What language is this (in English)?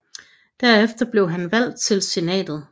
Danish